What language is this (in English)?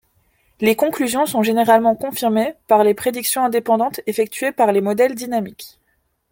French